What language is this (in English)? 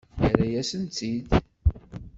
Kabyle